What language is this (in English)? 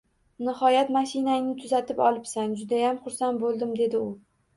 Uzbek